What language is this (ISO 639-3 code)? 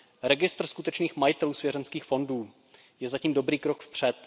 ces